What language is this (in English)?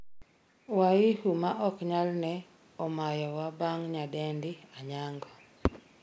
Luo (Kenya and Tanzania)